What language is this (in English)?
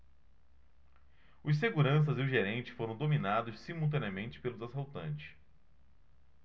Portuguese